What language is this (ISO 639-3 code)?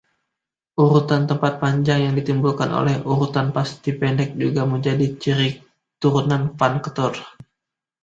ind